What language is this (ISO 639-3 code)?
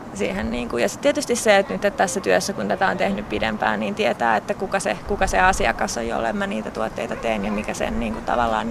fin